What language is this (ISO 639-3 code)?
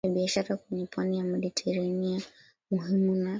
swa